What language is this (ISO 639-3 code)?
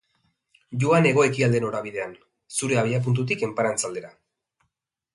eus